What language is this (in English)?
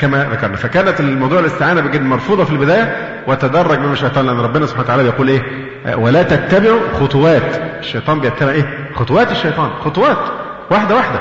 Arabic